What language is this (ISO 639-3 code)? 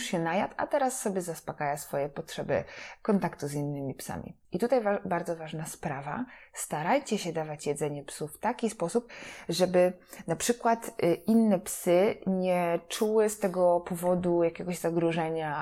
pol